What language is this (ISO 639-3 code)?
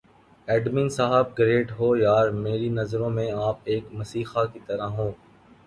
urd